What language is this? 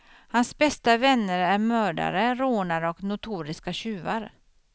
Swedish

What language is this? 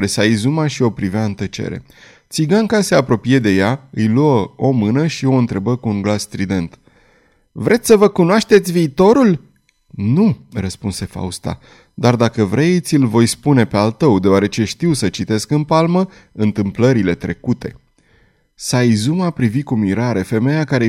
Romanian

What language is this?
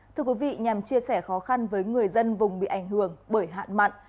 Vietnamese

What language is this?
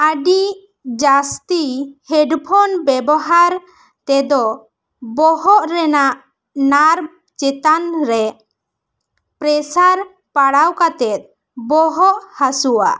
Santali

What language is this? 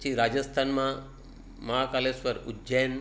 Gujarati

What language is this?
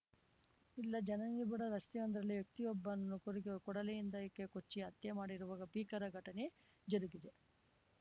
Kannada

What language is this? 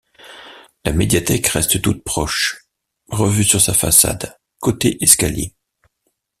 French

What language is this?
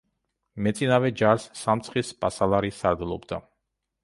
Georgian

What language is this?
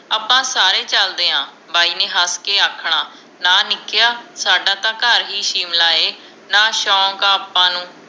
Punjabi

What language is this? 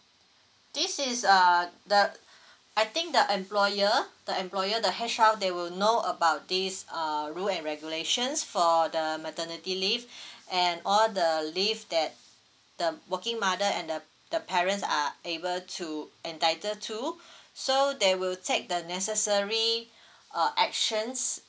English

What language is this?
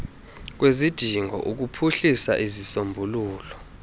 Xhosa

